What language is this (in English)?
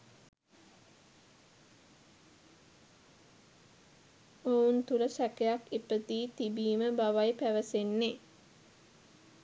Sinhala